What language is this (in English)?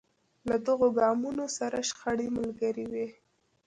Pashto